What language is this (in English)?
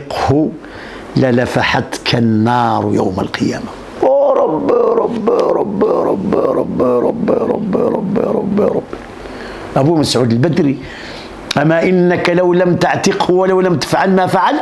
Arabic